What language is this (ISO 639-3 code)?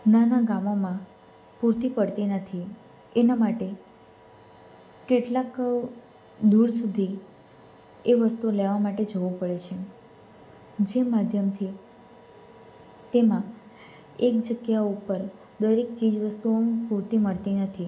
guj